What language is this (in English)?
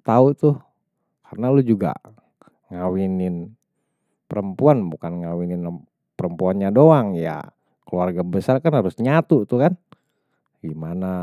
Betawi